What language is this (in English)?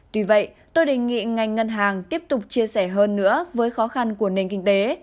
Vietnamese